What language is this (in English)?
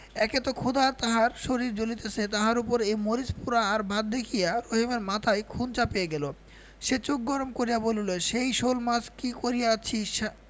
Bangla